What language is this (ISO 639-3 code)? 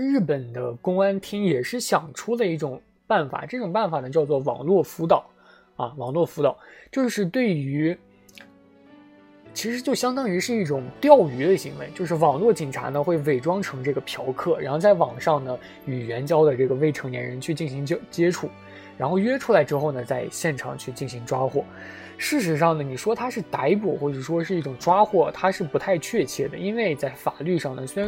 zho